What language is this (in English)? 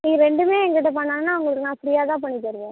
Tamil